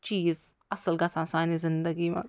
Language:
Kashmiri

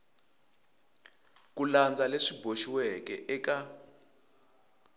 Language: Tsonga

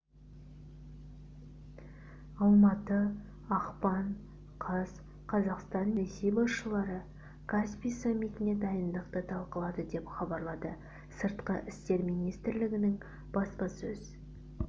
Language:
Kazakh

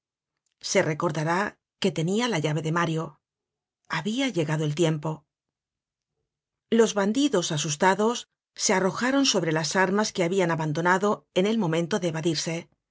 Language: Spanish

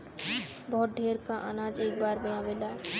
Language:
Bhojpuri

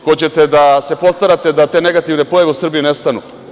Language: Serbian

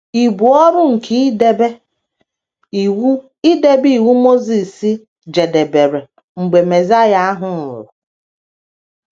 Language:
Igbo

